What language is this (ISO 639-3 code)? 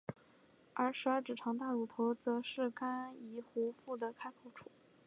zho